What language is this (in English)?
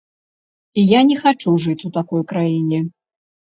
Belarusian